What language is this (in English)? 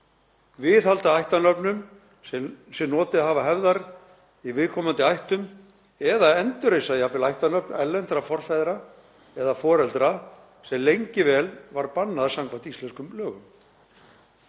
Icelandic